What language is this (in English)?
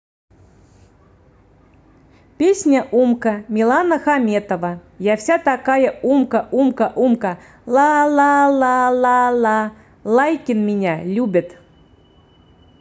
Russian